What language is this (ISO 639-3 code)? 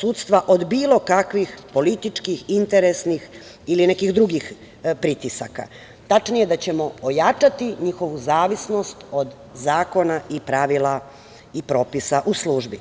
srp